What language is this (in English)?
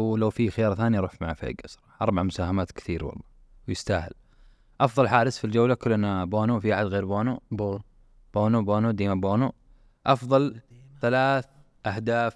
Arabic